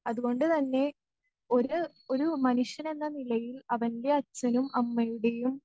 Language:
Malayalam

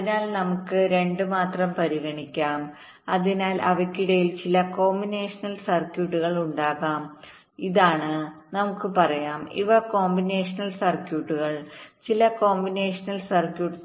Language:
Malayalam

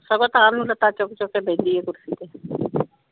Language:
Punjabi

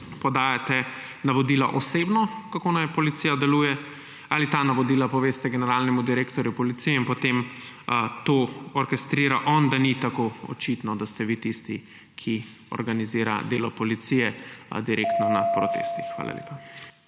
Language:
Slovenian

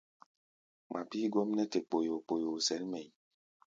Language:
Gbaya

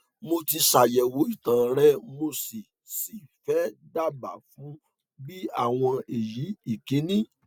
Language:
Yoruba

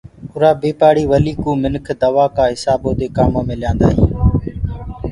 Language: Gurgula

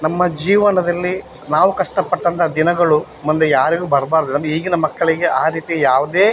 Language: Kannada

